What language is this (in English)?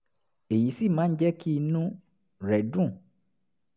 Yoruba